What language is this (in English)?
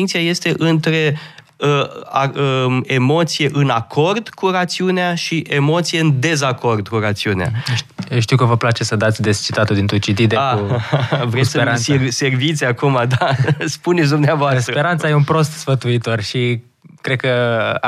Romanian